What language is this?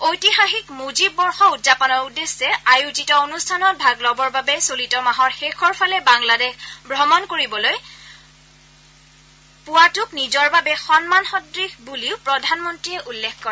Assamese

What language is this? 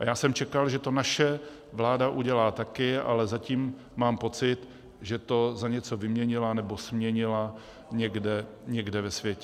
Czech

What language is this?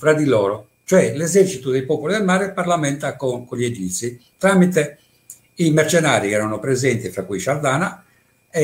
Italian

